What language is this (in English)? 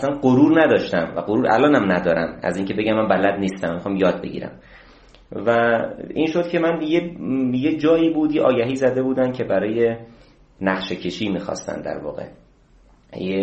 Persian